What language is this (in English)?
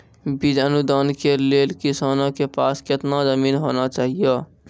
Maithili